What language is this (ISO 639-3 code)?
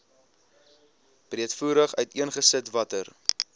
afr